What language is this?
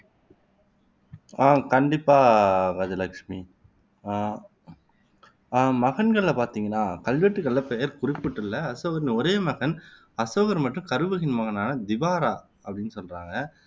Tamil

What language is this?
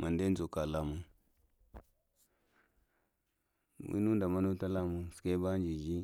Lamang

